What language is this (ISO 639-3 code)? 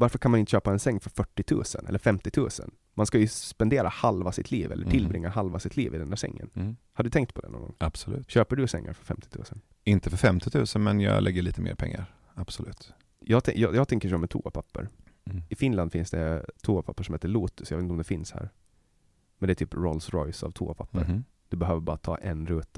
swe